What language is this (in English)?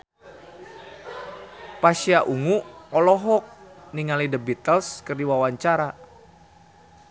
Sundanese